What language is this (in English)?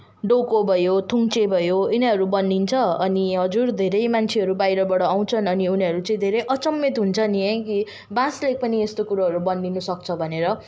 Nepali